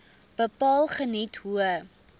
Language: Afrikaans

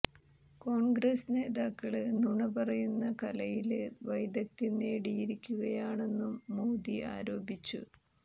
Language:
Malayalam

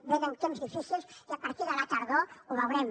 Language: Catalan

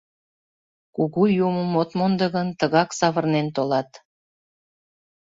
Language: Mari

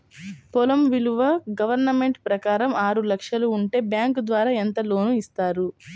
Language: Telugu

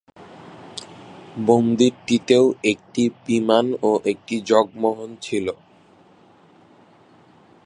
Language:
Bangla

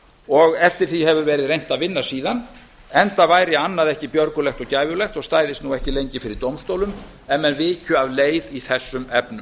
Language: Icelandic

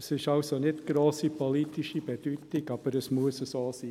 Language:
Swiss German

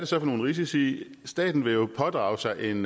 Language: Danish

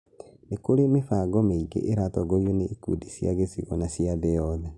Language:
Kikuyu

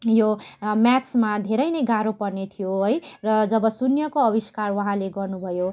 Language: Nepali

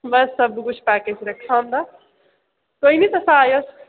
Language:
Dogri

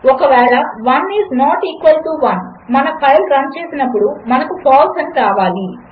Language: Telugu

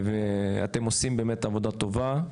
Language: Hebrew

